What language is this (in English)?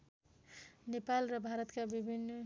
Nepali